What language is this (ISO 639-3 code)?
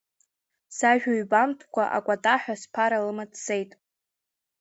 abk